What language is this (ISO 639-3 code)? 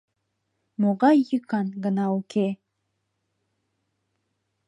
chm